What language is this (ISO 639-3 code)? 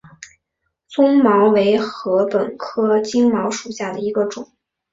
zho